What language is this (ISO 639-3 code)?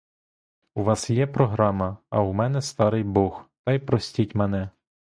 ukr